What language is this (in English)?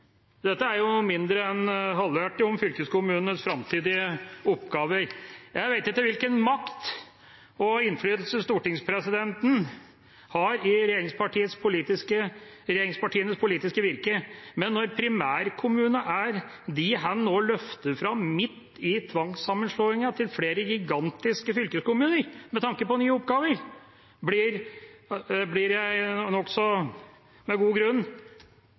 Norwegian Bokmål